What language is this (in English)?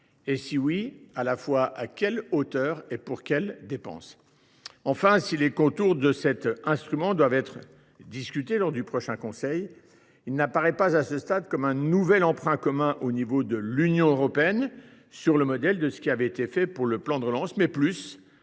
French